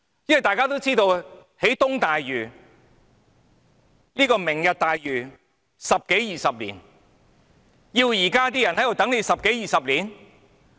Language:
Cantonese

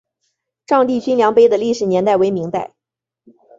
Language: Chinese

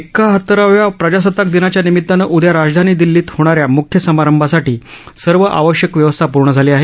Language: Marathi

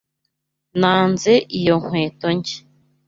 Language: Kinyarwanda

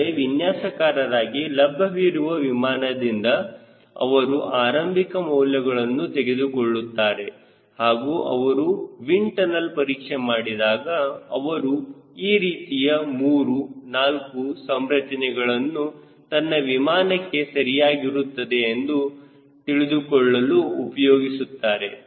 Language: Kannada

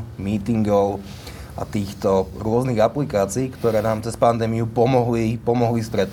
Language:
Slovak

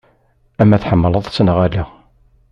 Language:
Kabyle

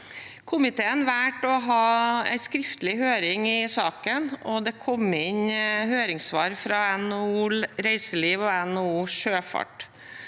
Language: Norwegian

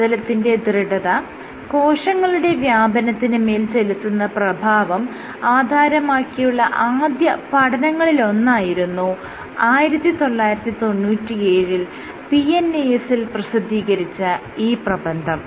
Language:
Malayalam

